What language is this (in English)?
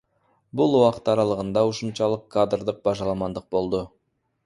Kyrgyz